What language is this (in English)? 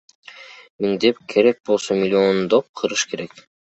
Kyrgyz